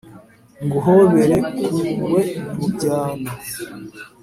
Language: Kinyarwanda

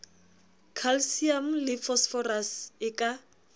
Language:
Southern Sotho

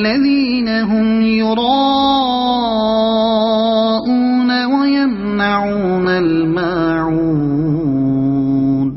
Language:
Arabic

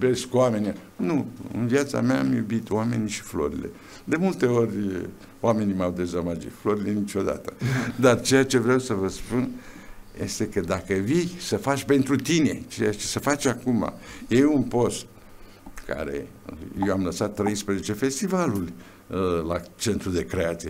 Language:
Romanian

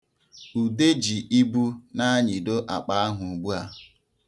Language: Igbo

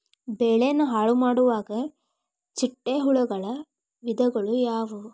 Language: Kannada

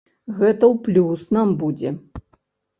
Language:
Belarusian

